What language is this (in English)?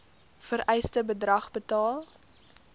Afrikaans